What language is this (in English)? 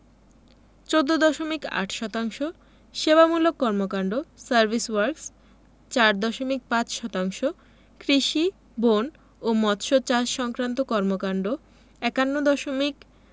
Bangla